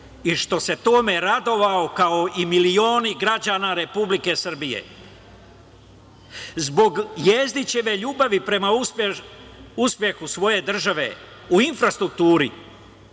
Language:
Serbian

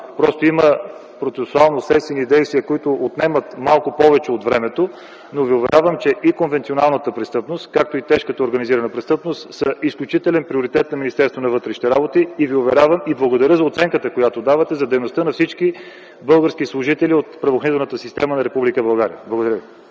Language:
Bulgarian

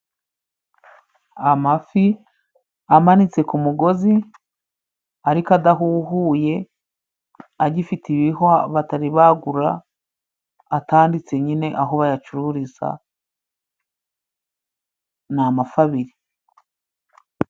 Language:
Kinyarwanda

